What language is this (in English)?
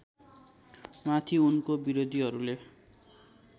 Nepali